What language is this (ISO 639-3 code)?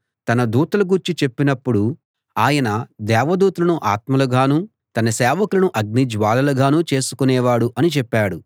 tel